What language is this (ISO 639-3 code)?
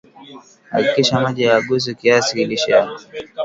swa